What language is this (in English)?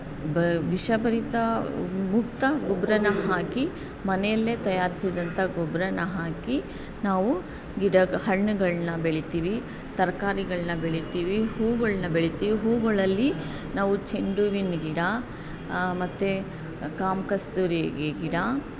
Kannada